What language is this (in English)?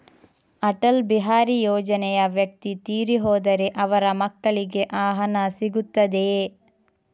Kannada